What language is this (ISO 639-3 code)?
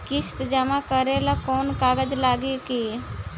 bho